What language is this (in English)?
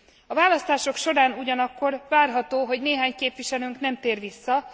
Hungarian